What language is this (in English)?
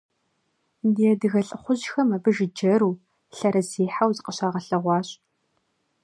Kabardian